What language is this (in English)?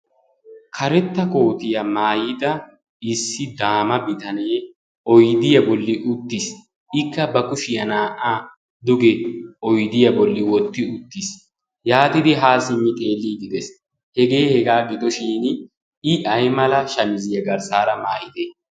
Wolaytta